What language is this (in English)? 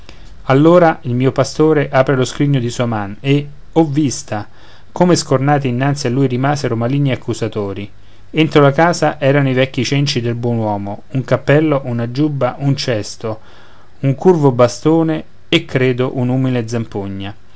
Italian